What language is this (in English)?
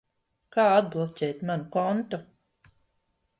Latvian